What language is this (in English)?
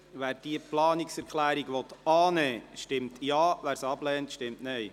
Swiss German